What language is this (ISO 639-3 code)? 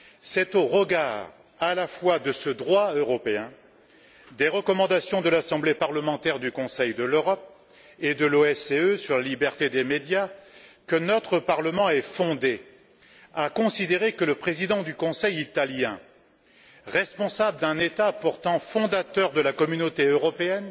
fra